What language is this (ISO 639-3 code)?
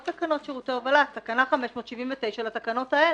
heb